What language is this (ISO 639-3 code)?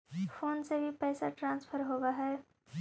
mag